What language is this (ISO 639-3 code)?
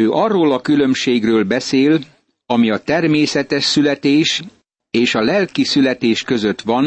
hun